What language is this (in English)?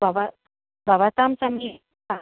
Sanskrit